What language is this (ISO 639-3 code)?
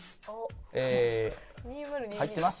jpn